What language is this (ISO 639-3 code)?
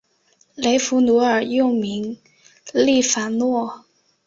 zho